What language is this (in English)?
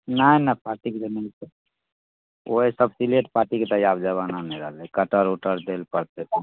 Maithili